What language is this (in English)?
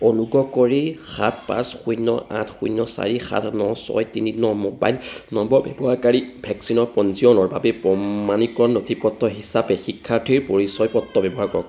Assamese